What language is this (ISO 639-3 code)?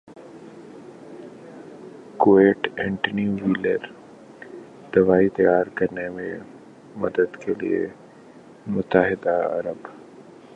urd